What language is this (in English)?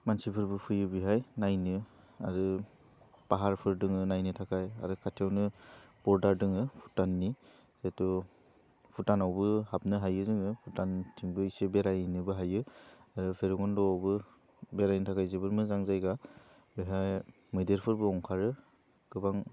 Bodo